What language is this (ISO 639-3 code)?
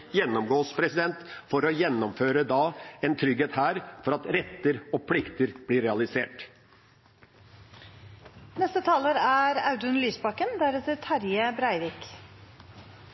nob